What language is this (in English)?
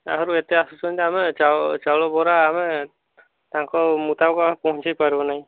Odia